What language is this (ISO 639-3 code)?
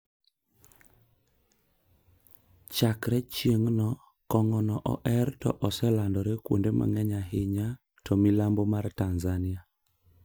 luo